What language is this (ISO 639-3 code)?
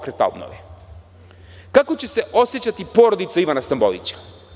srp